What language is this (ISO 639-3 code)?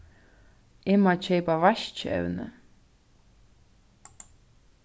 fao